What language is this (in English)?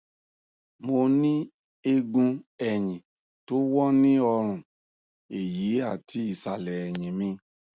Yoruba